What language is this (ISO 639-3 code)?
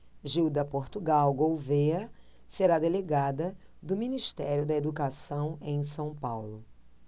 por